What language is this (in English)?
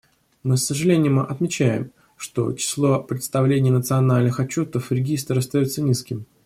Russian